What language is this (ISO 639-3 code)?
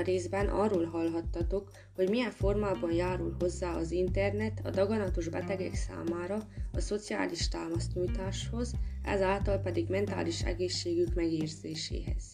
hun